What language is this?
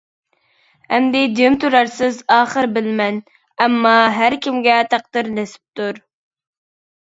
Uyghur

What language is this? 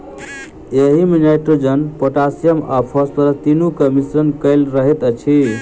Maithili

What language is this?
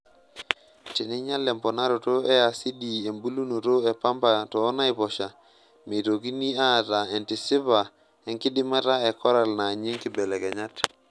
Masai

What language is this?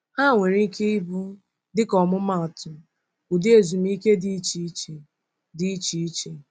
Igbo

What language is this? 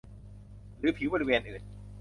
Thai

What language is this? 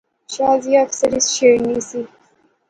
Pahari-Potwari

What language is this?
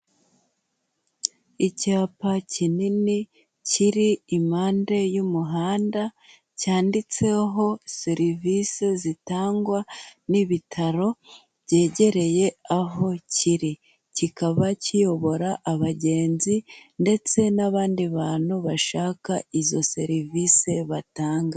Kinyarwanda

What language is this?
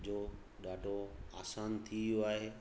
Sindhi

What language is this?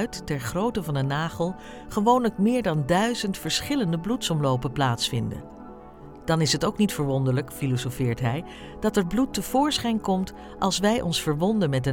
Dutch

